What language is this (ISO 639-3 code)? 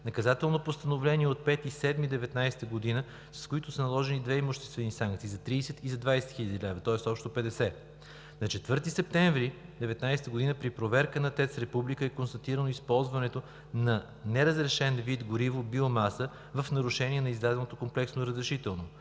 bul